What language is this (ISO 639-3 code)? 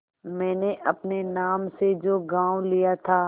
hin